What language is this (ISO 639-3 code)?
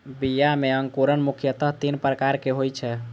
mai